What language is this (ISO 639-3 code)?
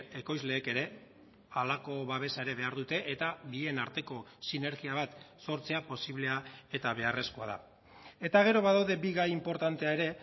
eus